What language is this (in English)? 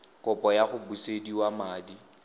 Tswana